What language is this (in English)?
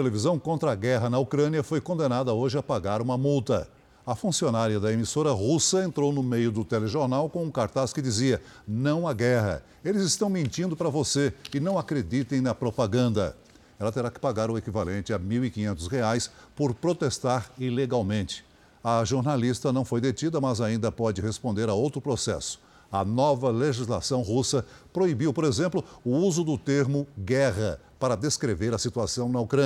Portuguese